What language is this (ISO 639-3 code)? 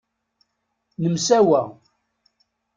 kab